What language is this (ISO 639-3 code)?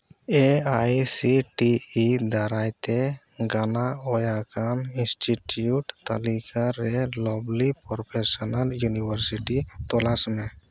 sat